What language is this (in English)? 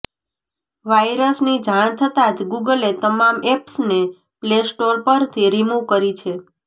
Gujarati